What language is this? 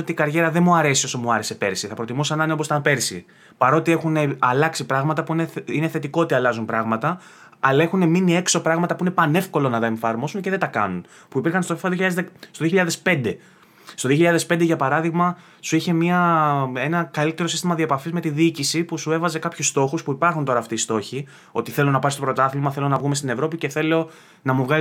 Greek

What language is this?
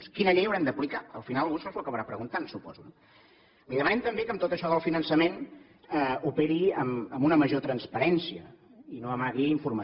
Catalan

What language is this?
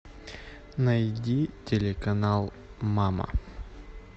Russian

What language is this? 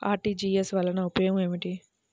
Telugu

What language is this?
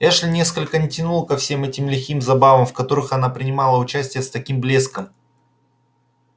Russian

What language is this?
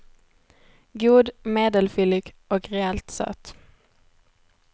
Swedish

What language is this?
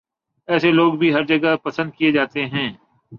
Urdu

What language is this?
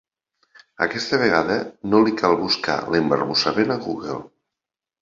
Catalan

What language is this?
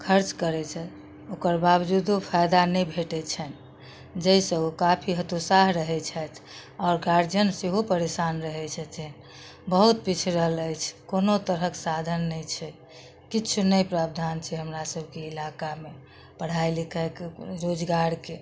Maithili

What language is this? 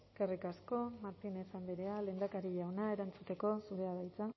Basque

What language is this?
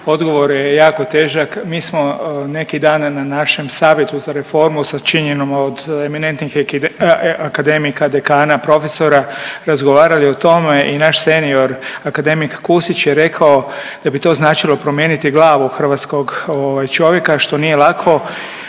Croatian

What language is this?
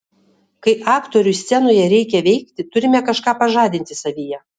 Lithuanian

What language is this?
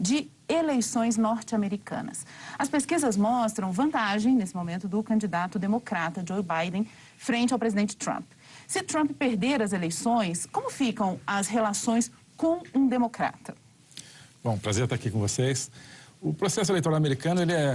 Portuguese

